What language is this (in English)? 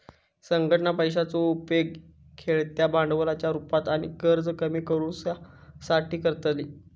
Marathi